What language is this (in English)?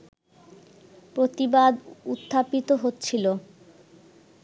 Bangla